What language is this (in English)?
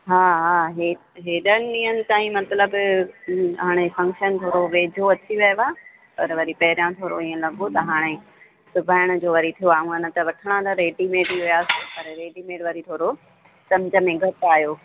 Sindhi